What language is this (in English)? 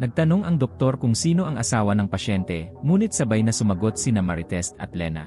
Filipino